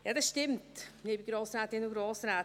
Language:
Swiss German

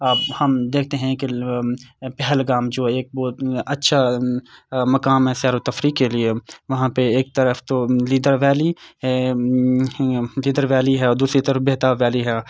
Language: Urdu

